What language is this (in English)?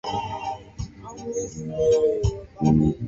Swahili